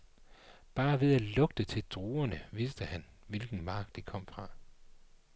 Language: Danish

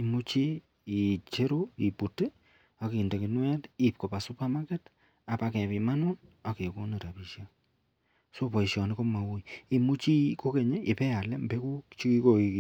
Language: Kalenjin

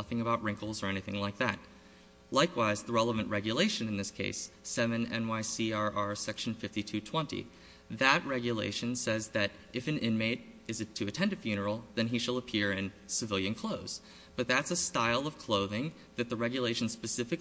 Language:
English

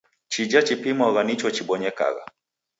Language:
Taita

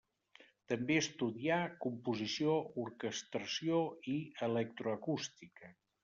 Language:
Catalan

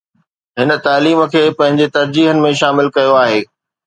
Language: Sindhi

